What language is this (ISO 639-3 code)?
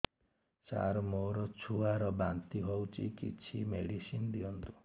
ori